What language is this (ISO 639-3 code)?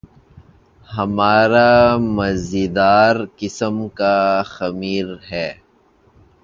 urd